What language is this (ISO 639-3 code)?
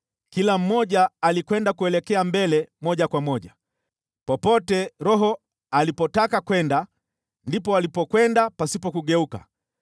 swa